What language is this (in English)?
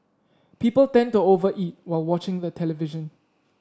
English